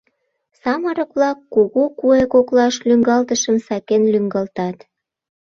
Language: Mari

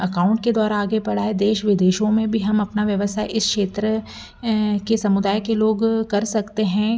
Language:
Hindi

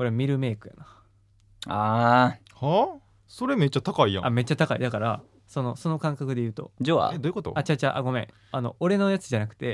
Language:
Japanese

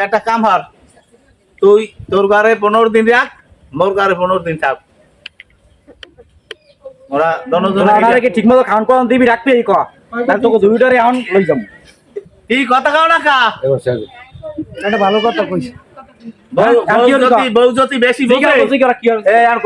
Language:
Bangla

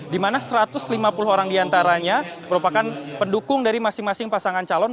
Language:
Indonesian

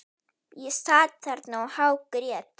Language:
Icelandic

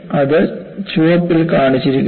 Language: Malayalam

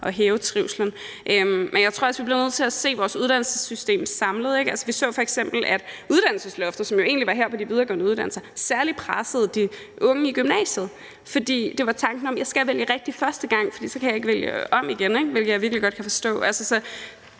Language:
Danish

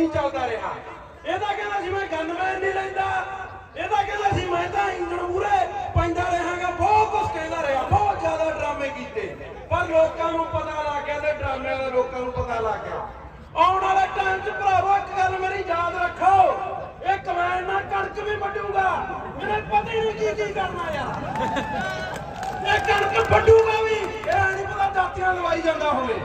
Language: Punjabi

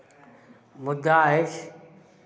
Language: Maithili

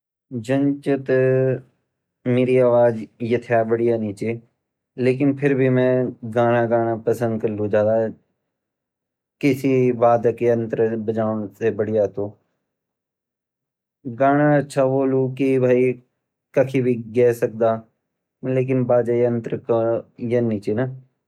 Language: Garhwali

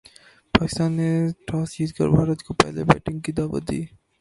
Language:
Urdu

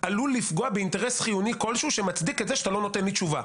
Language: Hebrew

